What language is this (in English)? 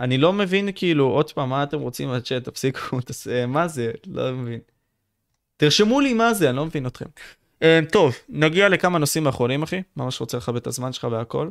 Hebrew